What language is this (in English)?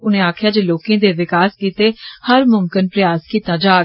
Dogri